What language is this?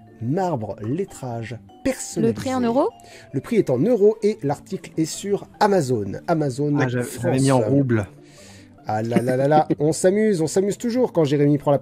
French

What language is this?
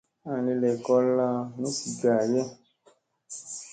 Musey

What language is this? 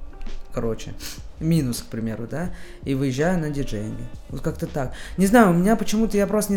Russian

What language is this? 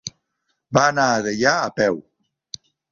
Catalan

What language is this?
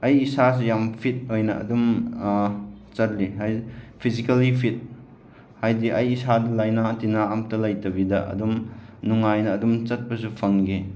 Manipuri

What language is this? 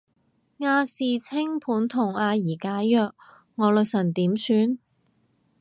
Cantonese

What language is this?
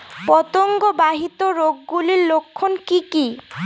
Bangla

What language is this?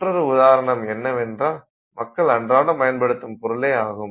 Tamil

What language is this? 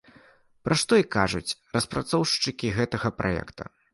Belarusian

